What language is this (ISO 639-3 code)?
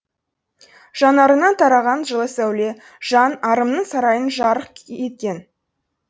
kaz